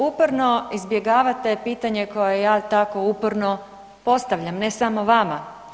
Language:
Croatian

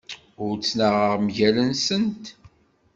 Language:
Kabyle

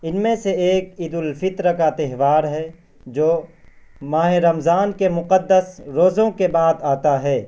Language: Urdu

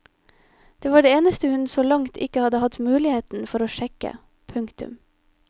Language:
Norwegian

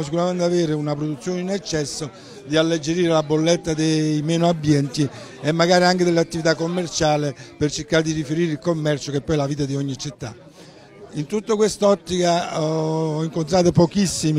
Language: Italian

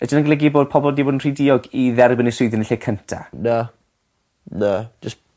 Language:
Welsh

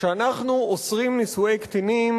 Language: Hebrew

